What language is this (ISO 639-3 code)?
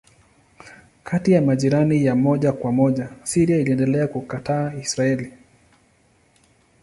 swa